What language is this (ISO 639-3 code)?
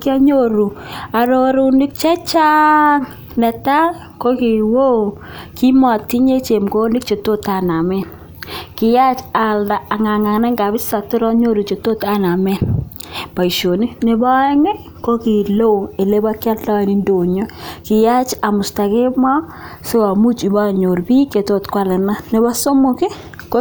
kln